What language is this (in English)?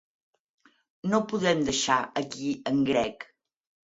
Catalan